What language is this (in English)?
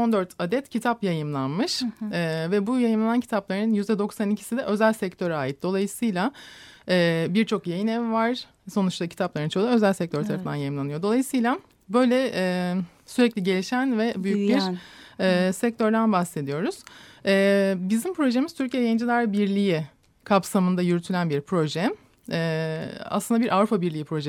Turkish